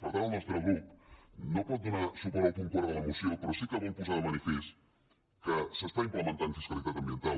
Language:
Catalan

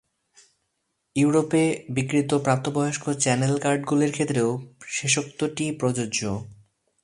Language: Bangla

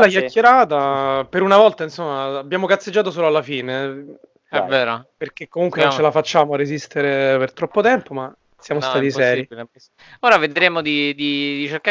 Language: Italian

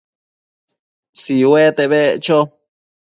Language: Matsés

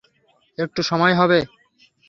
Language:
Bangla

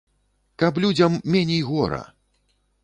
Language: Belarusian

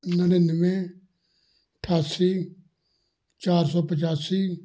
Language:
Punjabi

